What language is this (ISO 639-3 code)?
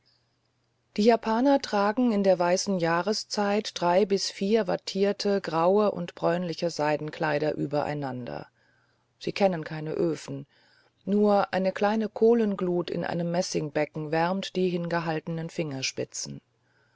deu